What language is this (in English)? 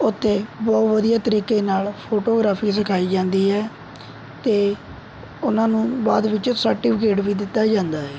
Punjabi